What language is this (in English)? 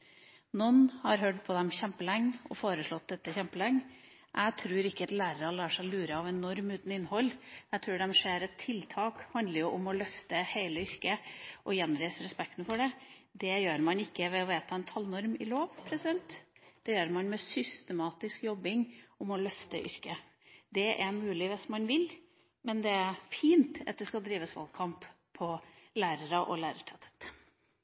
Norwegian Bokmål